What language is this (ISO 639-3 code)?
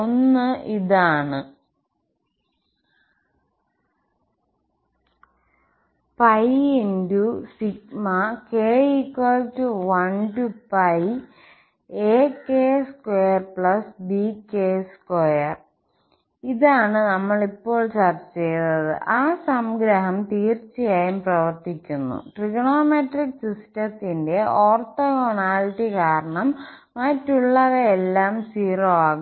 mal